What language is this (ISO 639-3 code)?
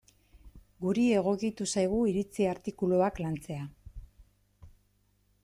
eus